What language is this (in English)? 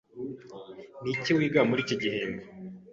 Kinyarwanda